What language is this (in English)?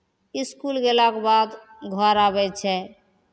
Maithili